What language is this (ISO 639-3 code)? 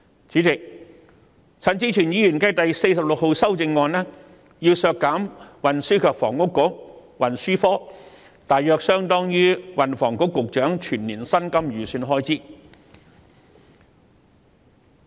yue